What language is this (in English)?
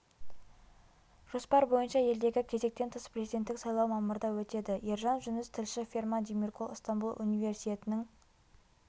Kazakh